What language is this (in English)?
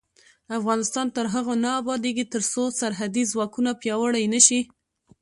Pashto